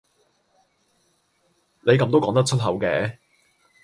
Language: Cantonese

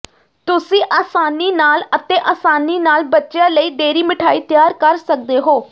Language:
Punjabi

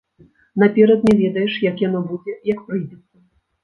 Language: Belarusian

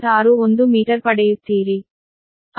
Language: Kannada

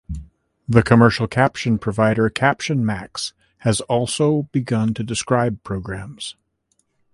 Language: English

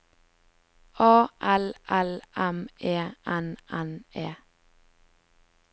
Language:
Norwegian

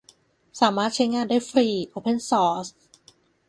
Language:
Thai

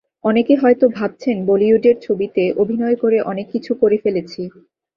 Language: Bangla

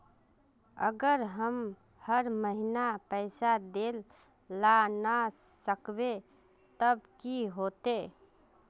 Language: Magahi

